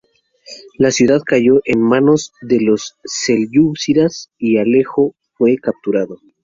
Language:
Spanish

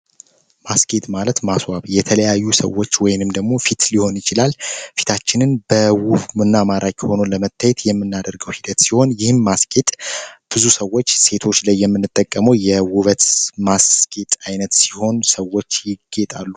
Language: Amharic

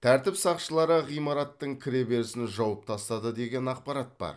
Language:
Kazakh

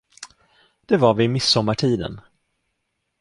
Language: Swedish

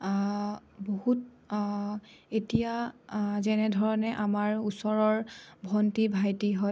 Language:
Assamese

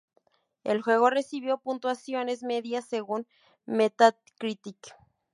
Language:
Spanish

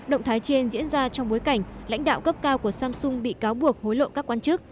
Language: Vietnamese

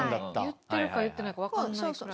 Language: Japanese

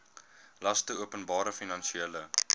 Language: Afrikaans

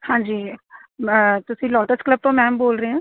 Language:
Punjabi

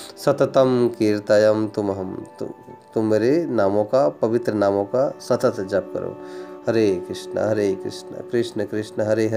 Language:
Hindi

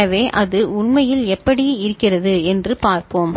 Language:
Tamil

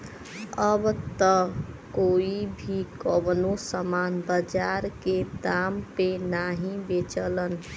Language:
Bhojpuri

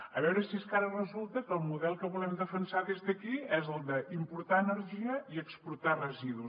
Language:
Catalan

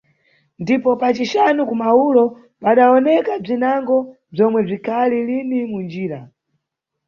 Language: Nyungwe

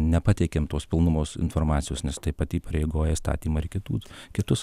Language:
Lithuanian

